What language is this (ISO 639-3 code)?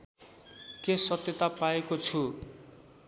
nep